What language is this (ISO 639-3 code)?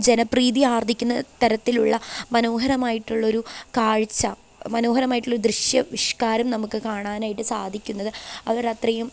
mal